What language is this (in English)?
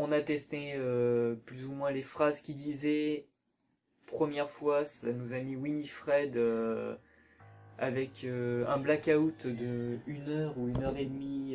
French